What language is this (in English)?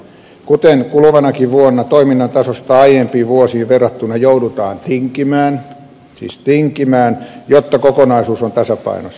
Finnish